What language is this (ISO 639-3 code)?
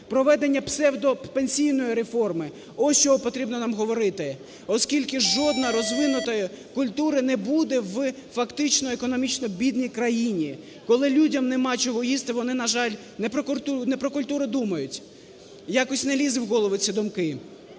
ukr